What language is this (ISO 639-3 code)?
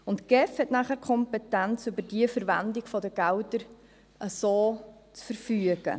gsw